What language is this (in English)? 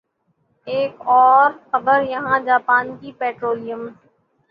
Urdu